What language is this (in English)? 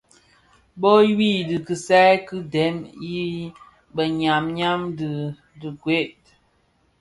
Bafia